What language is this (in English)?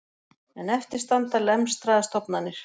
Icelandic